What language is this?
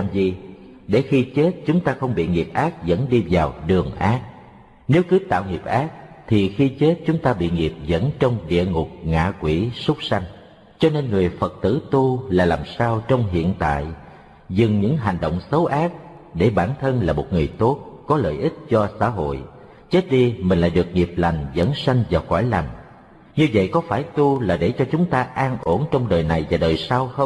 Vietnamese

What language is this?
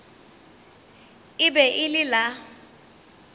Northern Sotho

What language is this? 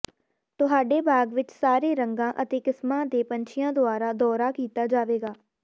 Punjabi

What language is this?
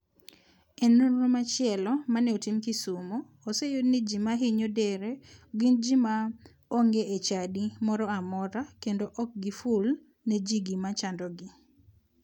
Luo (Kenya and Tanzania)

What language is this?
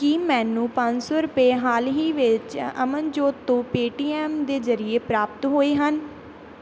Punjabi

